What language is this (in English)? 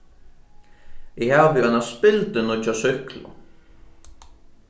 Faroese